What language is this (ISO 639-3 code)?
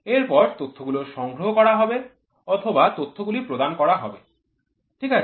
ben